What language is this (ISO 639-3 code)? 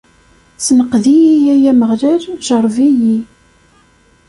kab